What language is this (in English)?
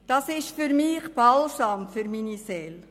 Swiss German